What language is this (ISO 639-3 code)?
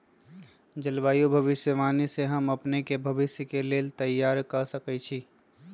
mag